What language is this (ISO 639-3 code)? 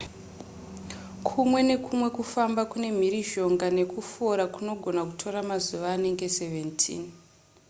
sna